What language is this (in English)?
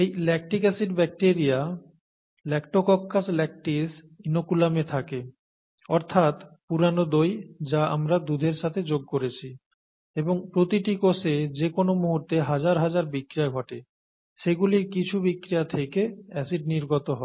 Bangla